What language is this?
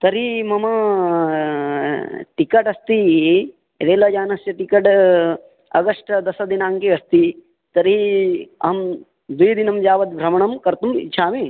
Sanskrit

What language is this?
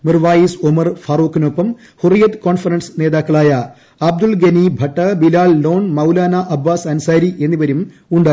Malayalam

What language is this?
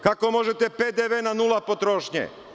Serbian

